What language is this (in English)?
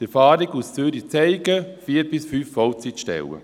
Swiss German